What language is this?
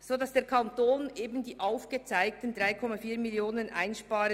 Swiss German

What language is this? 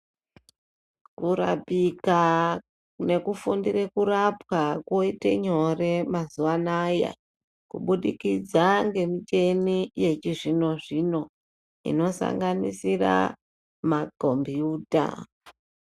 Ndau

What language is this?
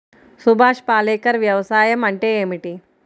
Telugu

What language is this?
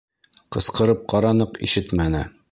Bashkir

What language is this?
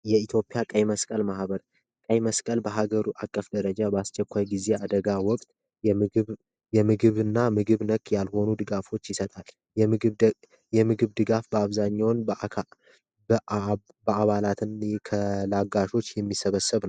Amharic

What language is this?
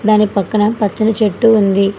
Telugu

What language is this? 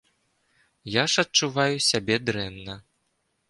Belarusian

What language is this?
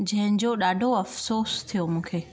Sindhi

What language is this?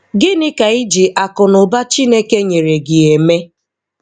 Igbo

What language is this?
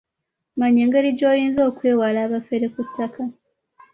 Ganda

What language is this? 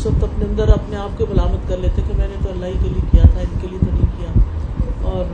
Urdu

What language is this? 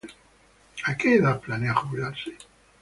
Spanish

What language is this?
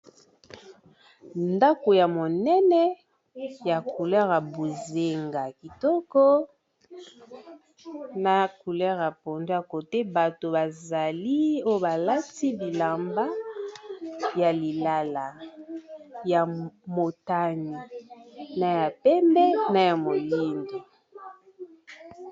Lingala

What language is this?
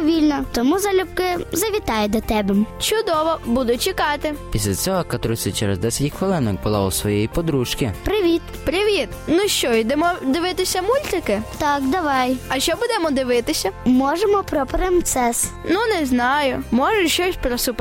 Ukrainian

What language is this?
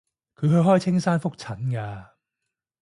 Cantonese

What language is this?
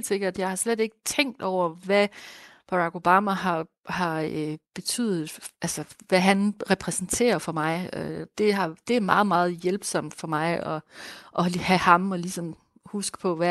Danish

